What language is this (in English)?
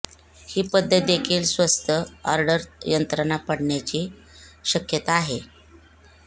Marathi